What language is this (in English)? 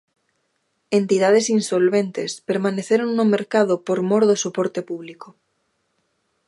Galician